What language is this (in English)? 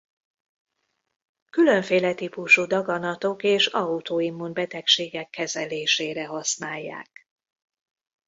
Hungarian